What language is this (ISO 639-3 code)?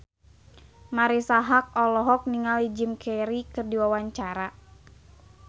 sun